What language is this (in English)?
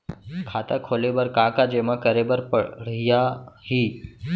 Chhattisgarhi